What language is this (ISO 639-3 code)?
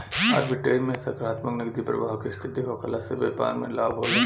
bho